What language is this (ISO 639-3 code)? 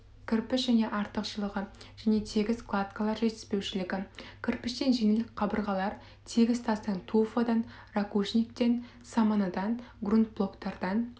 kaz